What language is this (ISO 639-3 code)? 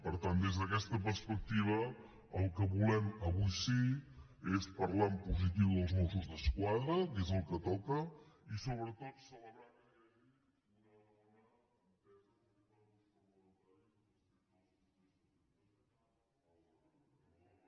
cat